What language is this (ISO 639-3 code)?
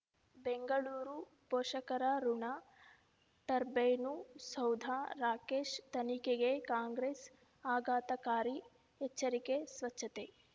kan